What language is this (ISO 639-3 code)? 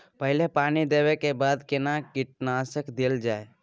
mai